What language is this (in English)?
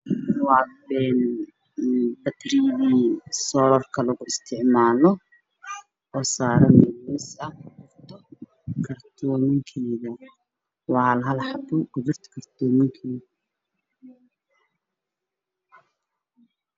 Somali